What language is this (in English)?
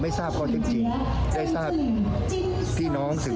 Thai